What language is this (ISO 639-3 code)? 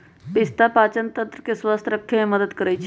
mag